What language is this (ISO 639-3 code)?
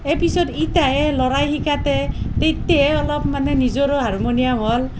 asm